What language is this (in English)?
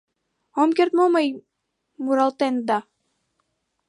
Mari